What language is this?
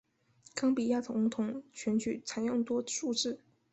Chinese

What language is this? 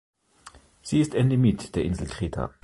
German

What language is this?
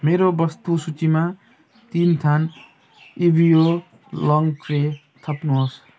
Nepali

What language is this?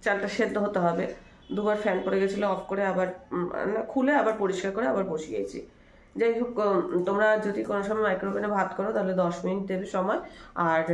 Bangla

